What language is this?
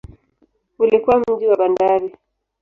Swahili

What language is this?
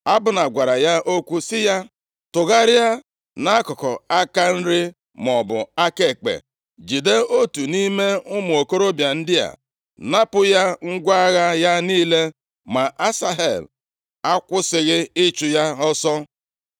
Igbo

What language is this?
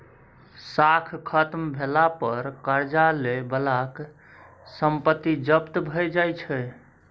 Maithili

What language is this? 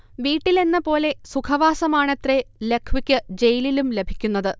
Malayalam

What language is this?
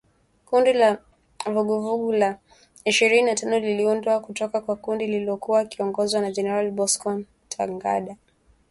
Swahili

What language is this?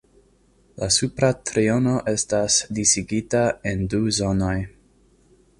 Esperanto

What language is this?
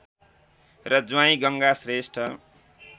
Nepali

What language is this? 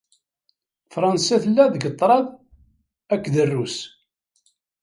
Kabyle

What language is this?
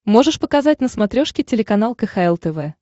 Russian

